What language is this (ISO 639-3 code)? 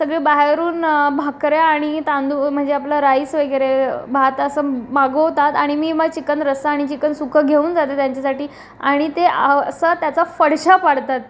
mar